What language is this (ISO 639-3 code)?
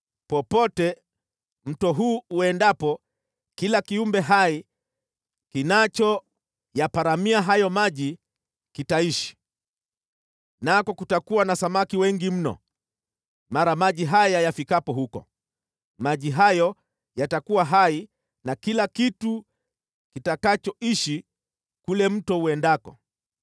swa